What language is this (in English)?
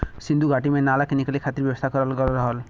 Bhojpuri